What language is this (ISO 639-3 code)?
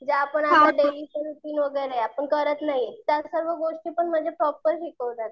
mar